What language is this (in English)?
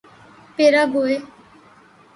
Urdu